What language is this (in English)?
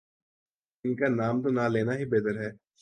Urdu